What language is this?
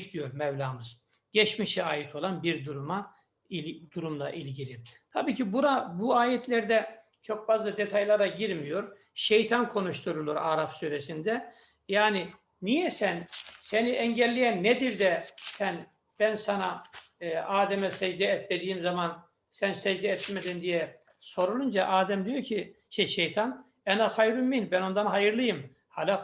Turkish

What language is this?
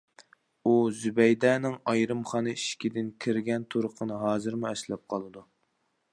Uyghur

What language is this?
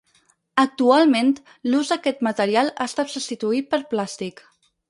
Catalan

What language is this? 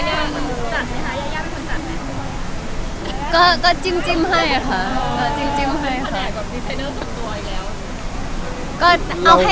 Thai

